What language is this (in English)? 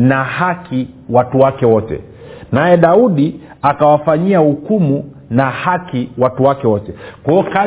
Swahili